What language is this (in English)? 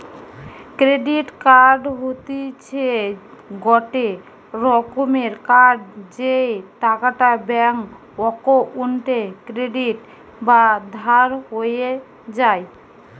Bangla